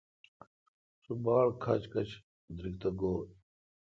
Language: Kalkoti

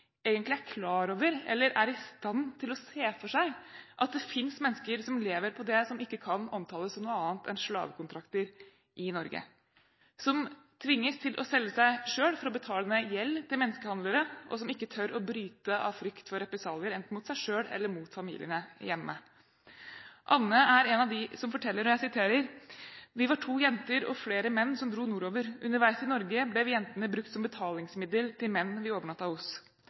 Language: Norwegian Bokmål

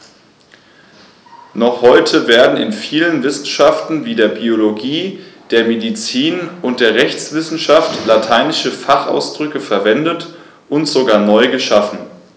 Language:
German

